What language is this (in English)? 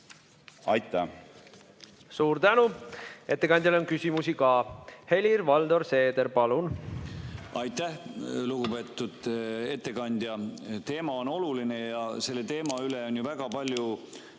Estonian